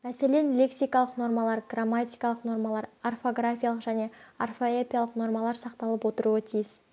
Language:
Kazakh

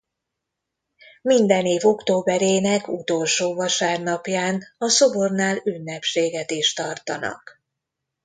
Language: Hungarian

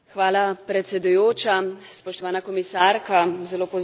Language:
Slovenian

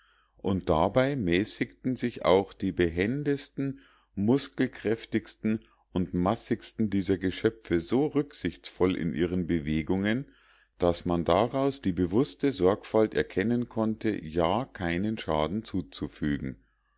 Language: German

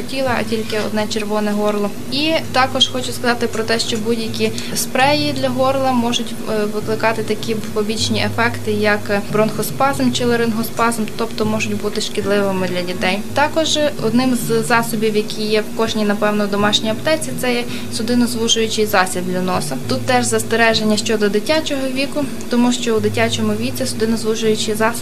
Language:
Ukrainian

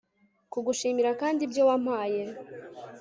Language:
Kinyarwanda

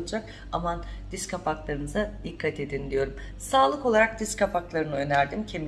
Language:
Turkish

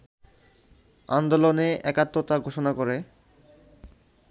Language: Bangla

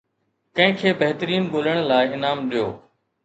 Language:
Sindhi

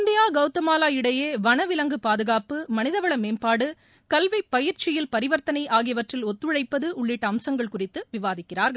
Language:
Tamil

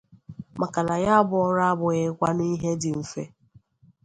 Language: Igbo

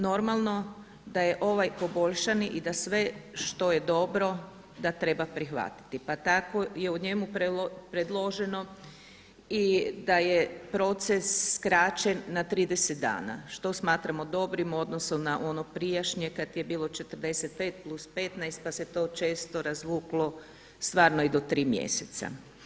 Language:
Croatian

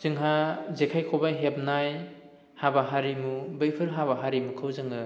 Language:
Bodo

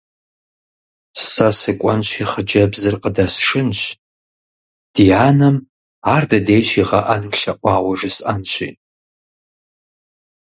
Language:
Kabardian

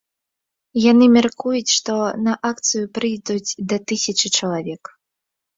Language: Belarusian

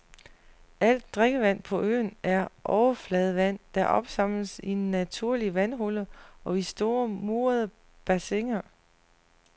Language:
Danish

